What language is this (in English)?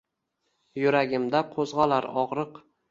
Uzbek